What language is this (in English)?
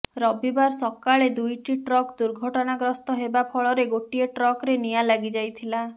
Odia